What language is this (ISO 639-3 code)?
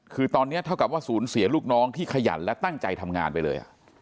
tha